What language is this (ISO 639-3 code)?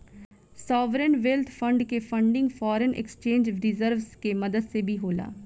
bho